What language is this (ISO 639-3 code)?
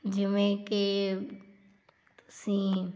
pan